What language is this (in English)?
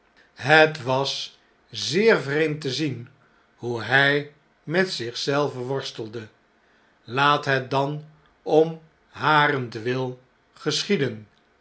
Dutch